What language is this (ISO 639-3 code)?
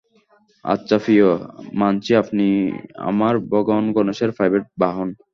ben